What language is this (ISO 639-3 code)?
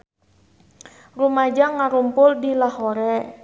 sun